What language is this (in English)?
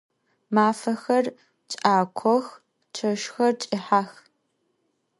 Adyghe